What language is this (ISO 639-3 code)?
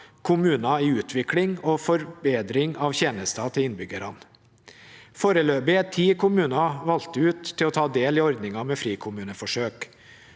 nor